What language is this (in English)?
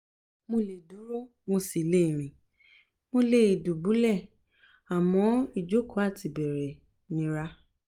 Yoruba